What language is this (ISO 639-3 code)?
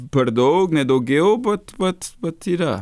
lit